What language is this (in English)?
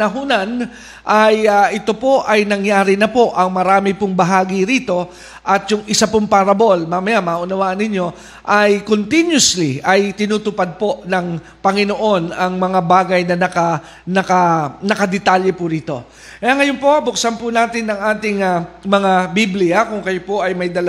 Filipino